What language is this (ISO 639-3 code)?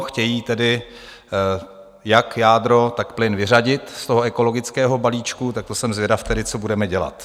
ces